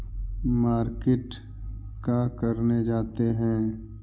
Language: Magahi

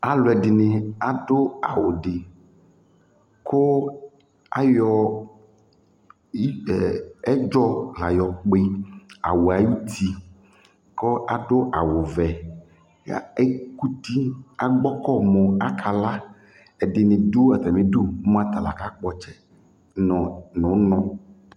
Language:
Ikposo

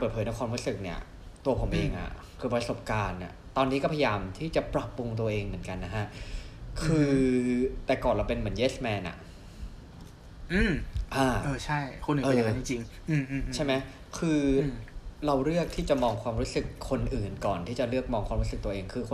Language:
Thai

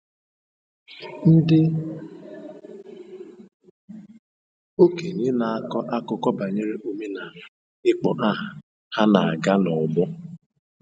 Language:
Igbo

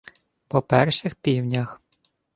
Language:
Ukrainian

